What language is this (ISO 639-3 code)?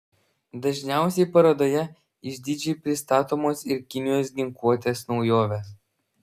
lit